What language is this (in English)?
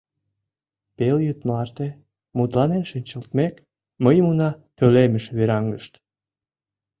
Mari